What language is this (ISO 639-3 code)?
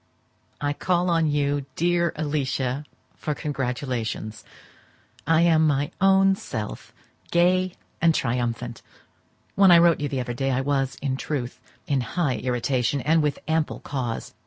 eng